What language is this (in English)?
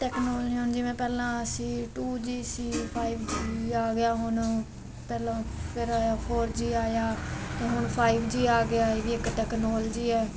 Punjabi